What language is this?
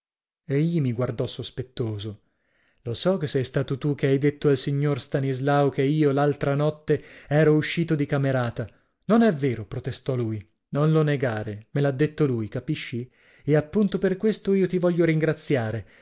Italian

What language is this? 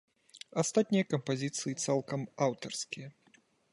Belarusian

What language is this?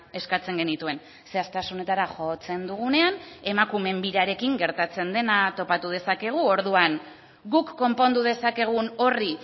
Basque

